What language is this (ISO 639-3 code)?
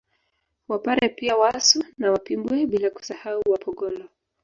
swa